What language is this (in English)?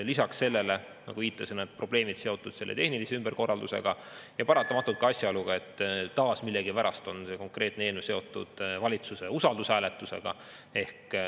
Estonian